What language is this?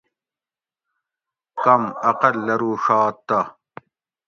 Gawri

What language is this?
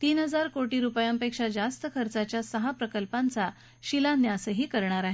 Marathi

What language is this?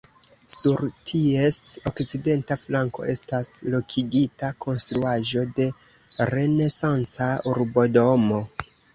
Esperanto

